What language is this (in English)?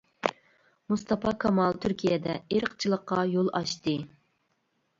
Uyghur